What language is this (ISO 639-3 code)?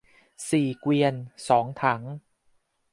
tha